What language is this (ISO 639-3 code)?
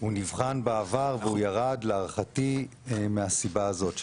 heb